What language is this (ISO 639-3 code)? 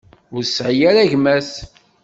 kab